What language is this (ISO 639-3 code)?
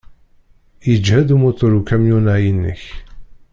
kab